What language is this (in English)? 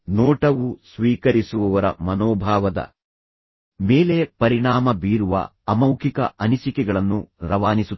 Kannada